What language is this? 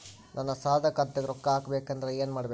Kannada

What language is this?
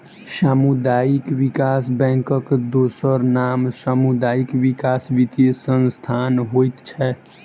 Maithili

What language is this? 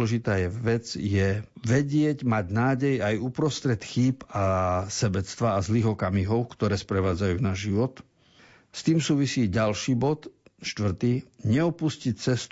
Slovak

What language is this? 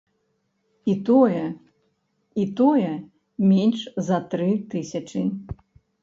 Belarusian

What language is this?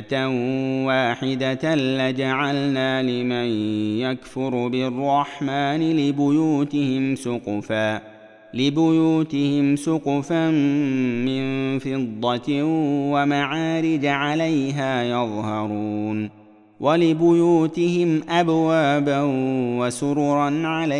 Arabic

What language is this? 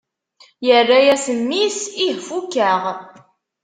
Kabyle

